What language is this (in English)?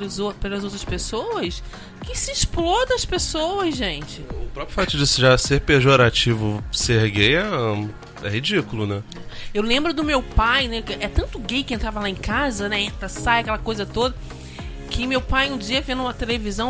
Portuguese